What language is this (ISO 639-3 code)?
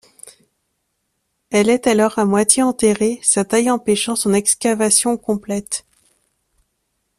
fra